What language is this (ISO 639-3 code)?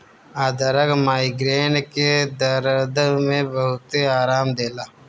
bho